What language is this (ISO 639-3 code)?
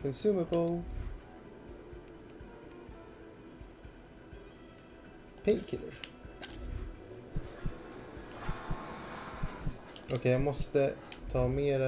swe